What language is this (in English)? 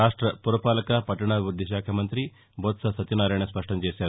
Telugu